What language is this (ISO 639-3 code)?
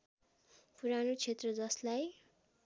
nep